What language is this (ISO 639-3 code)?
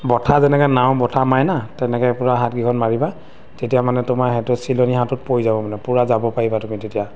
asm